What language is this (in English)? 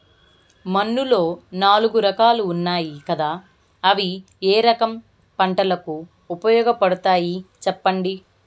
Telugu